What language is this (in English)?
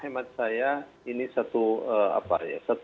Indonesian